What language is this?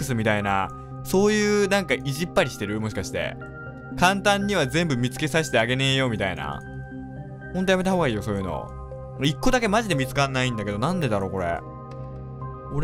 Japanese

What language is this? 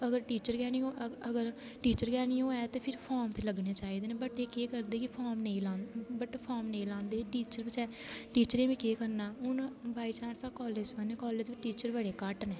Dogri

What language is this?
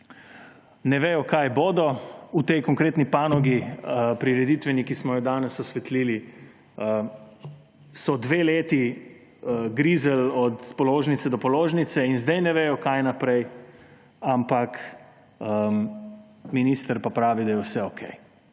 Slovenian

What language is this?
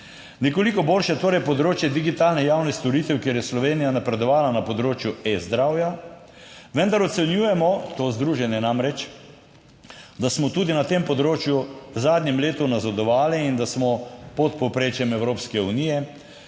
Slovenian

